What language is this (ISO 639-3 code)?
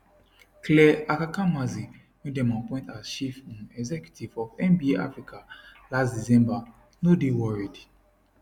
pcm